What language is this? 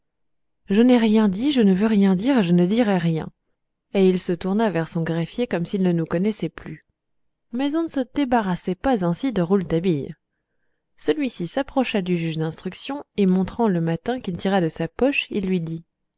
French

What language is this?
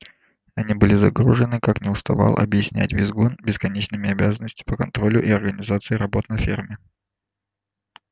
Russian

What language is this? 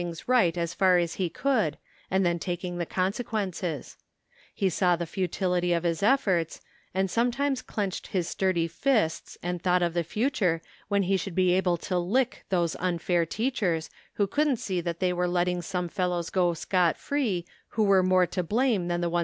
English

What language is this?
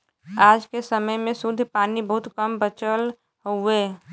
Bhojpuri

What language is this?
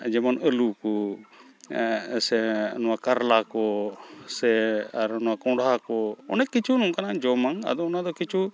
Santali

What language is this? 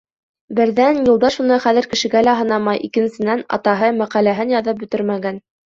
Bashkir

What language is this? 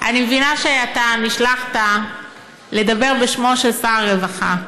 Hebrew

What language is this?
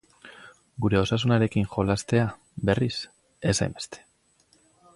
Basque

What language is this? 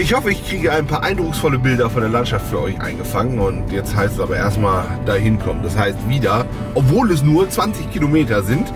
German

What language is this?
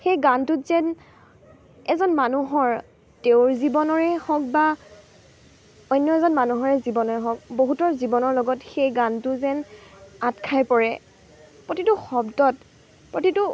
Assamese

